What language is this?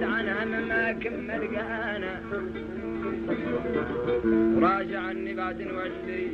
Arabic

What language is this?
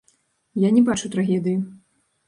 Belarusian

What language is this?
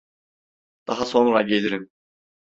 Turkish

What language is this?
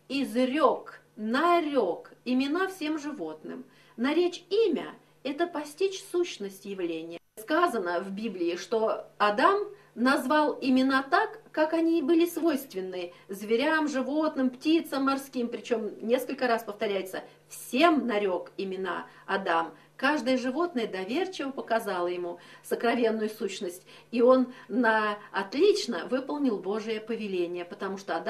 Russian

